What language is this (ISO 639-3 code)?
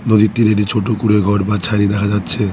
ben